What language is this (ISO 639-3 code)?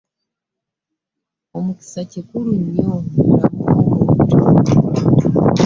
lug